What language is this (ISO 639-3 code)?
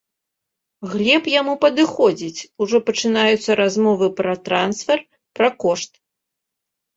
bel